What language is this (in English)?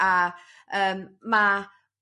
Welsh